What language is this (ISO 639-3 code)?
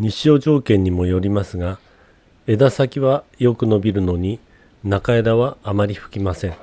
jpn